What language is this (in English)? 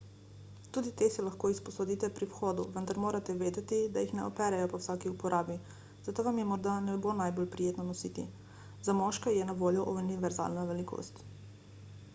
Slovenian